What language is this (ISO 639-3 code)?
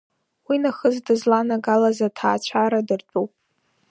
abk